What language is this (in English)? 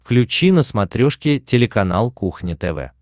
Russian